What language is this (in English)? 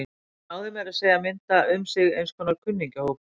Icelandic